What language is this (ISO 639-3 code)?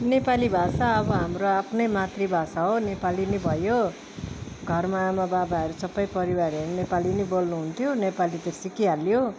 nep